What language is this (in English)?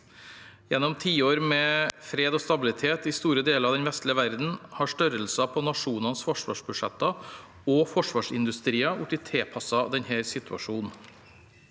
Norwegian